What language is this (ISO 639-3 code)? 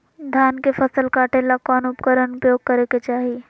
mag